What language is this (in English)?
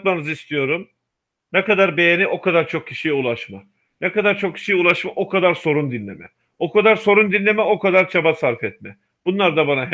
Turkish